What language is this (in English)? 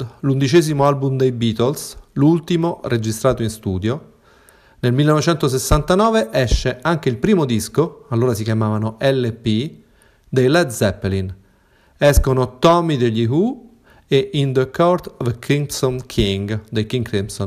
Italian